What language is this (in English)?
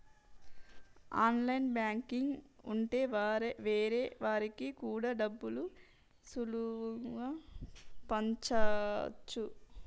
Telugu